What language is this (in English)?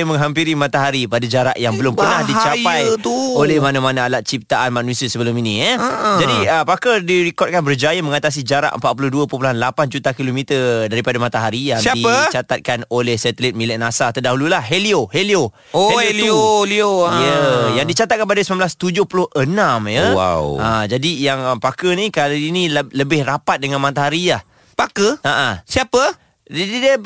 Malay